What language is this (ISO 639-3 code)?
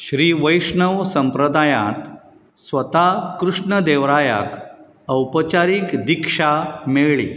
kok